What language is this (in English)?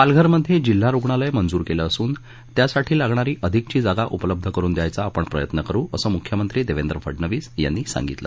Marathi